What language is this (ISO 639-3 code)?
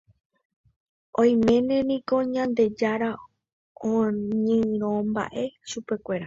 grn